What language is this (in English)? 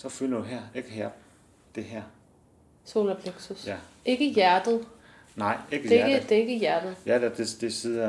Danish